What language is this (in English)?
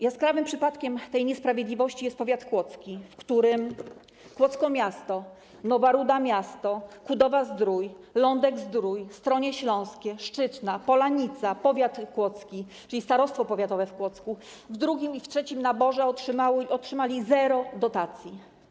Polish